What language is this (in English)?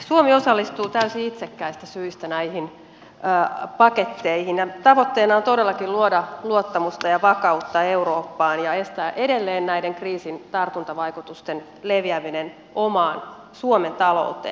Finnish